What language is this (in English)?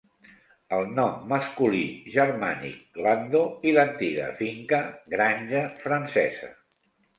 Catalan